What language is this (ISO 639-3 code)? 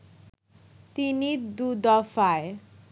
ben